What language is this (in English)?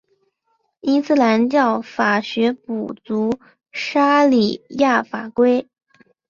Chinese